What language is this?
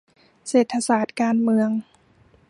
Thai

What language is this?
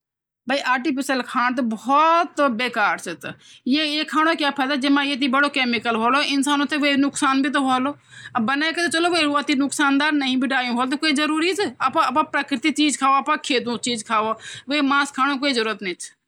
Garhwali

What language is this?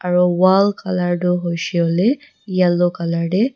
Naga Pidgin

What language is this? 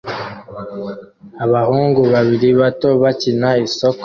Kinyarwanda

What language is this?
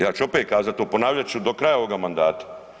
Croatian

